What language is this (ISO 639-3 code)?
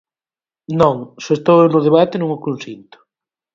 glg